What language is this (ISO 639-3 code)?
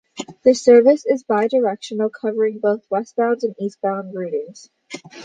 eng